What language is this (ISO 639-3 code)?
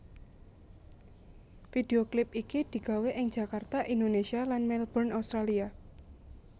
jav